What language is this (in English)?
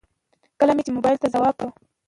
Pashto